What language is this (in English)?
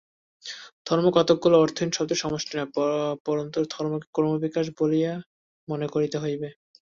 Bangla